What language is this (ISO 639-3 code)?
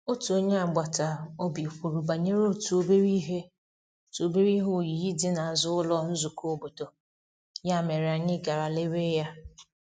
ibo